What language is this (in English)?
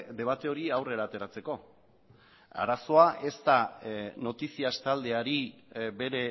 Basque